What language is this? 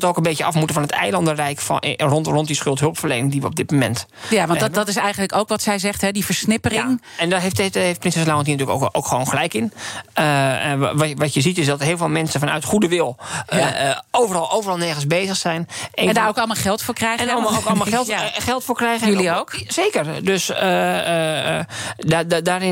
Dutch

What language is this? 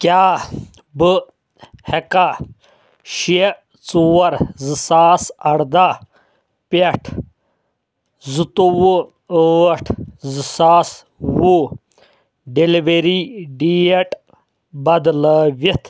Kashmiri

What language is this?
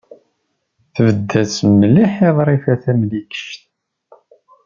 Kabyle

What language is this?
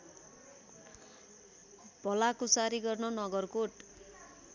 Nepali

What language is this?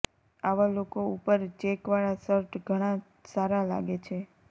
Gujarati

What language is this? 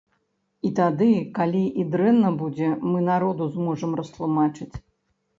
Belarusian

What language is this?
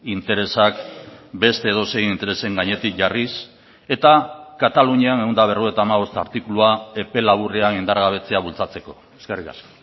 Basque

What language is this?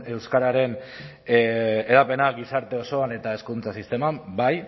Basque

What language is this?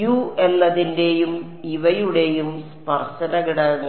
Malayalam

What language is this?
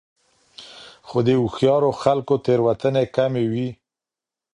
Pashto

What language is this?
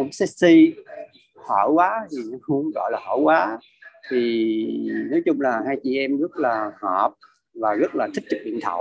Vietnamese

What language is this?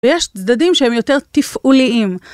Hebrew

